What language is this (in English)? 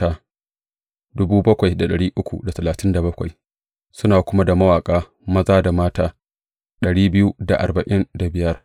Hausa